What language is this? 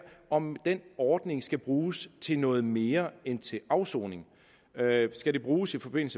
Danish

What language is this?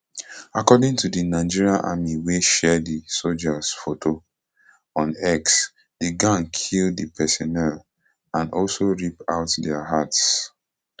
Nigerian Pidgin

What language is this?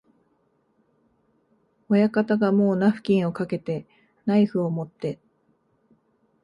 Japanese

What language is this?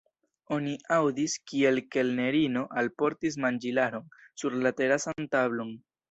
Esperanto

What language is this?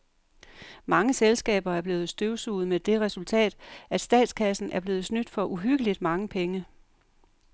Danish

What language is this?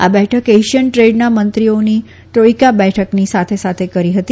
Gujarati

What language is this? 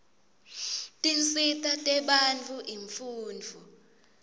Swati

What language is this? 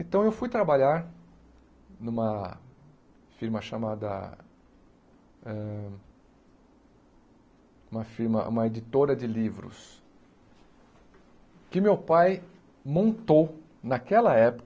Portuguese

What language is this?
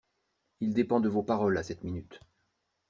French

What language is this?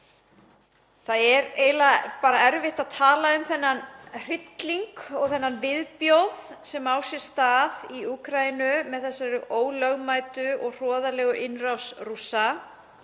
Icelandic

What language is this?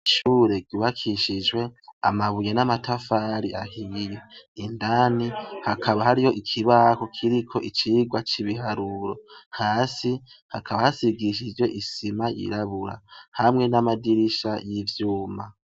Rundi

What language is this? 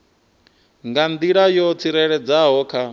Venda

